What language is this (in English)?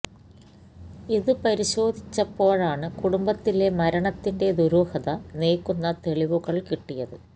Malayalam